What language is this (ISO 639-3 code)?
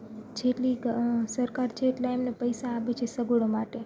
guj